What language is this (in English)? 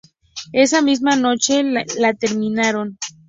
Spanish